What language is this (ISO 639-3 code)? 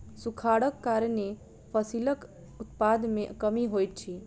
mai